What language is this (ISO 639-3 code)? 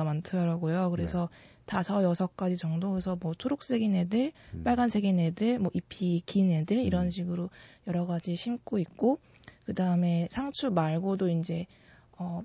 kor